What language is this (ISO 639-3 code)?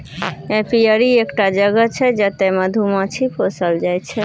mai